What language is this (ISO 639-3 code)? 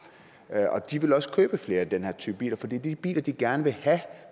dan